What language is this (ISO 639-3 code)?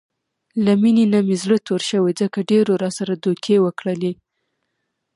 pus